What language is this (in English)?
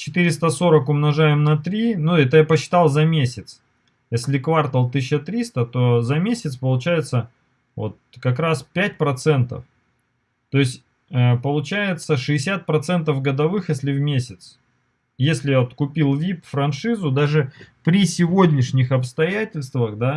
Russian